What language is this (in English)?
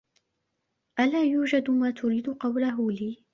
Arabic